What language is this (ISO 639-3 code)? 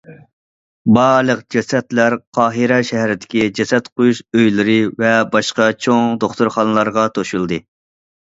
uig